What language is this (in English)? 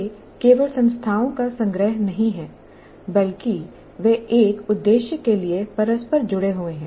Hindi